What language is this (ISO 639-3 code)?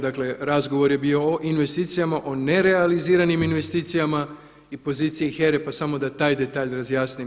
hrv